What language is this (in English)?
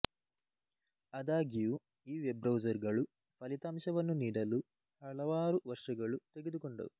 Kannada